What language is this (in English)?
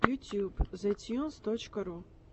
Russian